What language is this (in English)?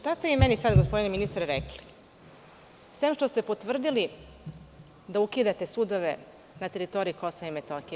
Serbian